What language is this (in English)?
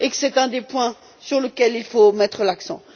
French